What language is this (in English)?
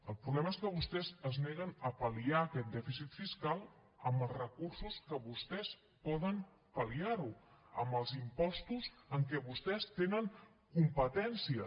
Catalan